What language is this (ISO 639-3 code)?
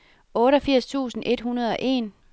dan